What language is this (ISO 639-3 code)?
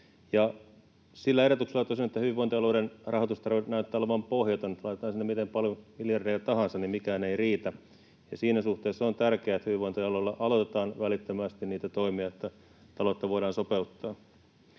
fin